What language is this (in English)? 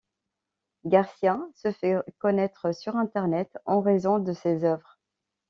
French